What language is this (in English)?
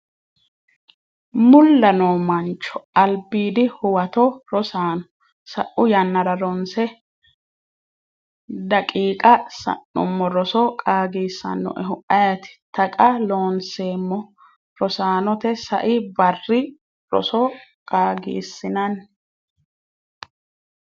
Sidamo